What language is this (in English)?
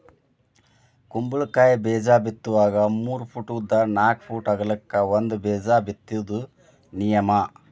Kannada